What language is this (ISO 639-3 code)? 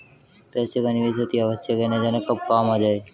hin